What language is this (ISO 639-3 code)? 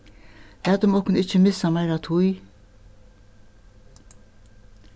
fao